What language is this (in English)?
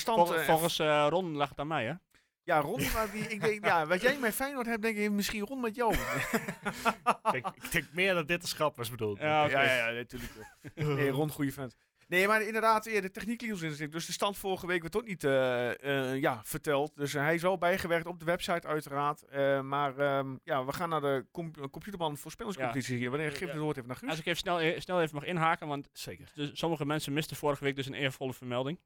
Dutch